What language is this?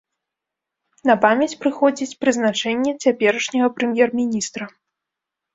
Belarusian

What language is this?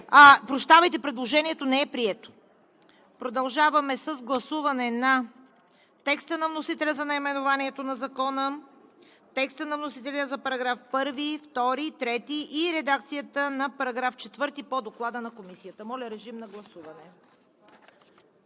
Bulgarian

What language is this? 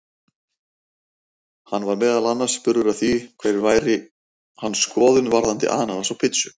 Icelandic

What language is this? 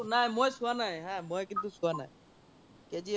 Assamese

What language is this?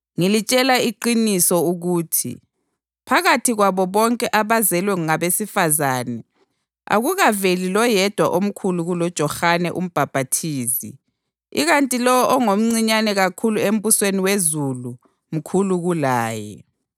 North Ndebele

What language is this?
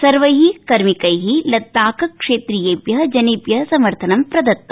Sanskrit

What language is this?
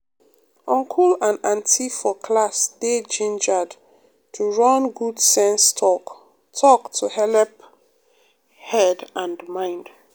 Nigerian Pidgin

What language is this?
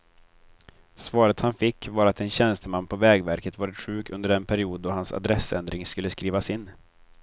Swedish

